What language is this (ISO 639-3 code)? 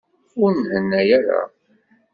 kab